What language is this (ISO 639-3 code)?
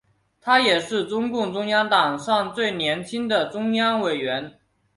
zho